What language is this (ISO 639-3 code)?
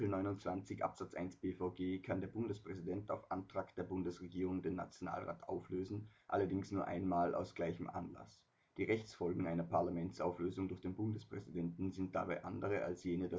deu